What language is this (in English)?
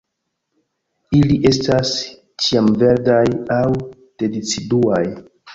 Esperanto